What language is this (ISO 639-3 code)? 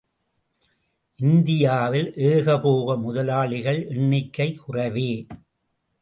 tam